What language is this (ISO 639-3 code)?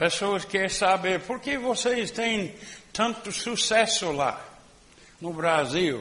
por